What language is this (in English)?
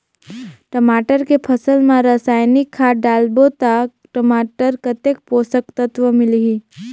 Chhattisgarhi